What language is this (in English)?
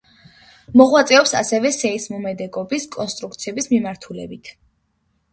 Georgian